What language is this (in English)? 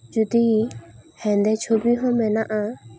Santali